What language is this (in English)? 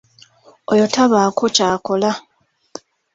Ganda